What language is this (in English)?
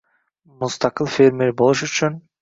Uzbek